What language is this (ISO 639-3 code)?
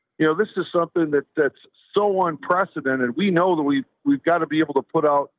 eng